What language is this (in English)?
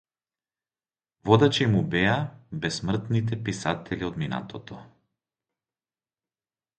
Macedonian